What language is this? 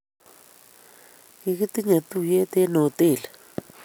Kalenjin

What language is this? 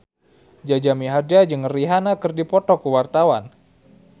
Sundanese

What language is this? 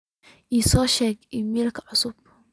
Somali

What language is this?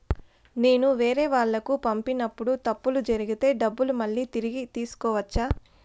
Telugu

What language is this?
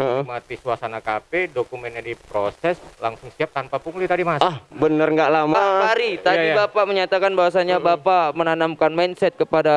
Indonesian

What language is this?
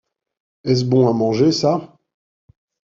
French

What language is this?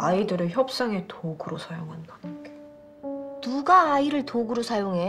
Korean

